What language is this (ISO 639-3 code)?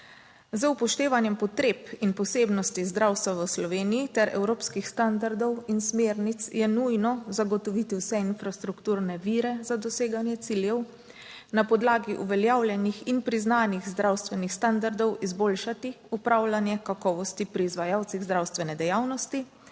slv